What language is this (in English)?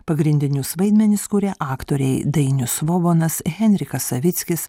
Lithuanian